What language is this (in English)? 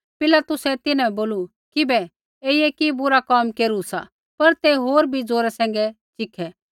Kullu Pahari